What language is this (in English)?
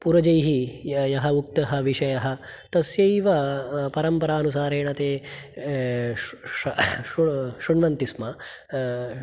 Sanskrit